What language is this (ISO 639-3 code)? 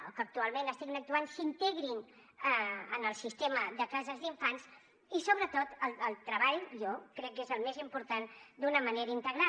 cat